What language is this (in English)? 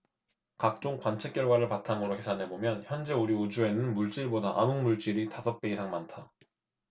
Korean